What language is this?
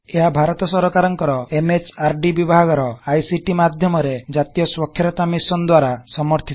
Odia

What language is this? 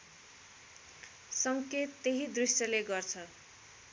Nepali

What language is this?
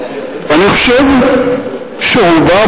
Hebrew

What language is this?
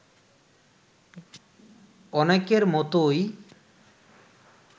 Bangla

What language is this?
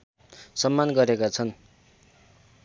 Nepali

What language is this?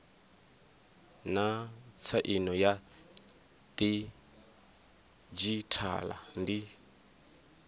Venda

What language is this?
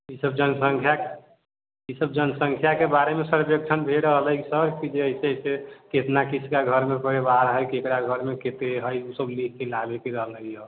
Maithili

